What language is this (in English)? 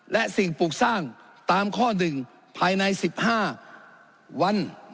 Thai